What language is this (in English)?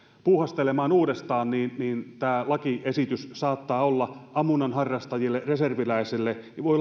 Finnish